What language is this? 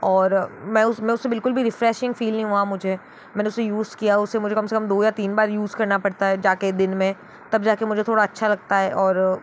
Hindi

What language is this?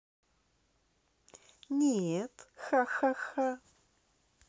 Russian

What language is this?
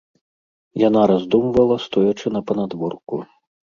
Belarusian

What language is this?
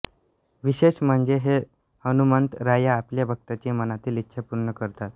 Marathi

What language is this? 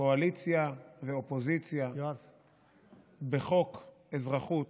Hebrew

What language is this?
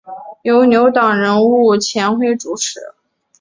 Chinese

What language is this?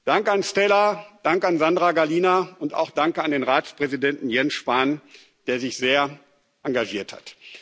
German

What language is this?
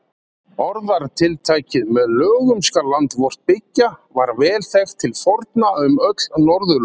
Icelandic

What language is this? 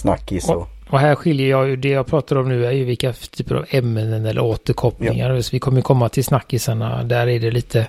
Swedish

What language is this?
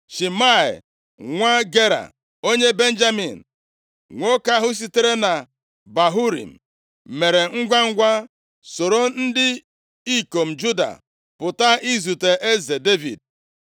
Igbo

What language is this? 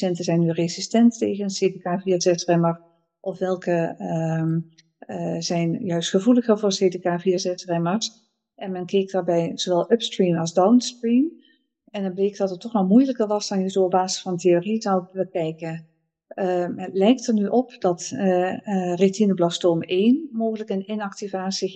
Dutch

